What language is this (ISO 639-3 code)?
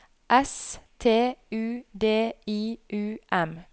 nor